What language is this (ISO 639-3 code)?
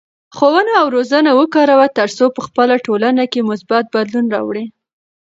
pus